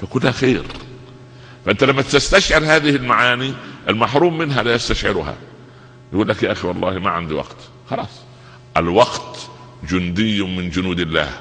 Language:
Arabic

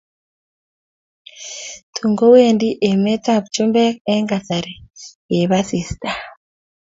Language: Kalenjin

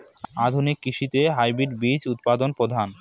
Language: Bangla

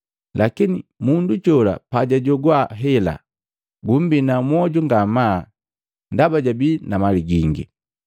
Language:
Matengo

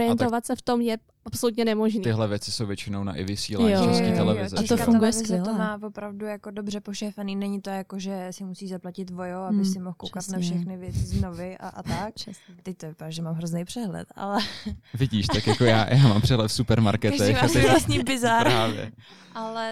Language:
Czech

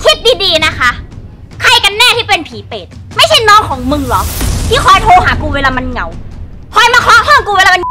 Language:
Thai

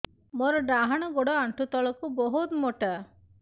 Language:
Odia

